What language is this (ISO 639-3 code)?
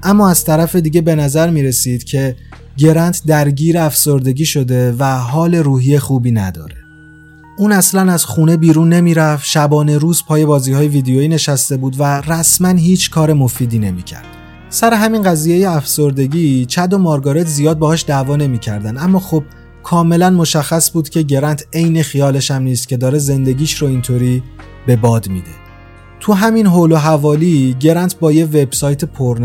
fas